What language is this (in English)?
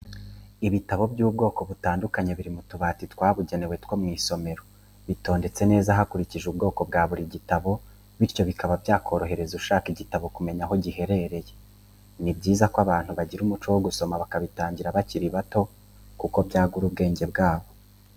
Kinyarwanda